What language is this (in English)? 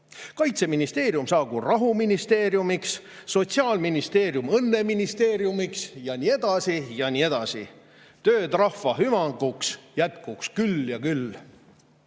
Estonian